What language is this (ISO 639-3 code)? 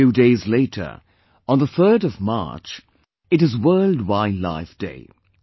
eng